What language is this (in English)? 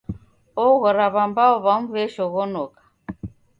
Taita